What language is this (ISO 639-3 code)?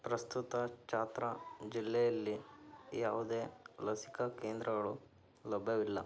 kan